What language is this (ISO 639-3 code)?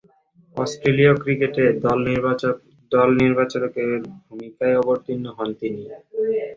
ben